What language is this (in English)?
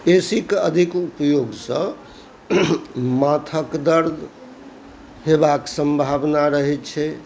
Maithili